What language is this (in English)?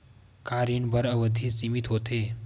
Chhattisgarhi